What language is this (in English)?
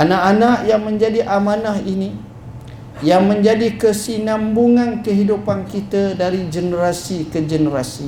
Malay